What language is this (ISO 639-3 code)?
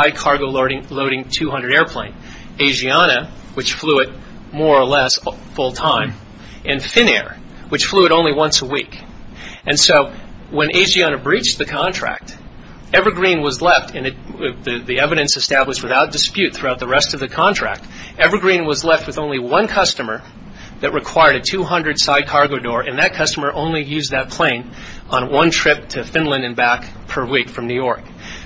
eng